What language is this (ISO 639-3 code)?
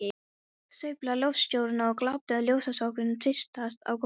isl